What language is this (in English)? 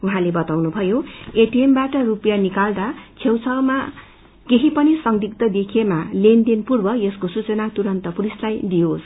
Nepali